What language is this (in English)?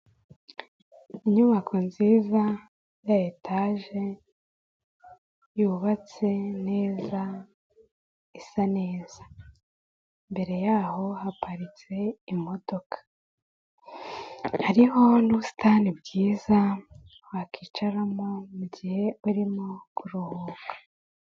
Kinyarwanda